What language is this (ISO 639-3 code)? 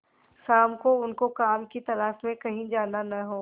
hin